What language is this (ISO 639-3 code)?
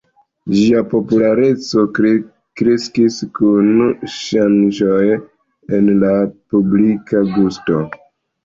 epo